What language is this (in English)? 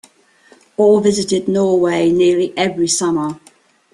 English